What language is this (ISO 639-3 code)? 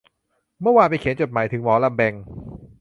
tha